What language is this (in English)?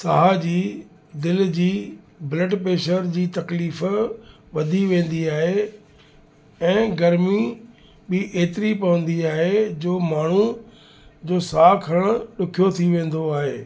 Sindhi